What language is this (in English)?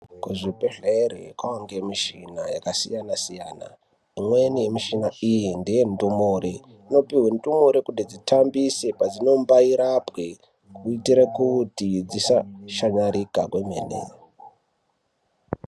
Ndau